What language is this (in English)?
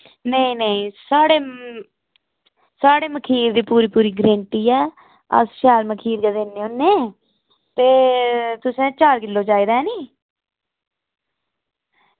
Dogri